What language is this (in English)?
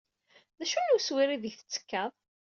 Kabyle